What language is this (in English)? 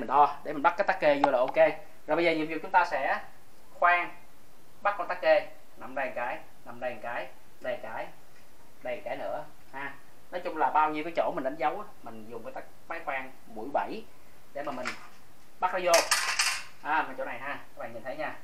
Vietnamese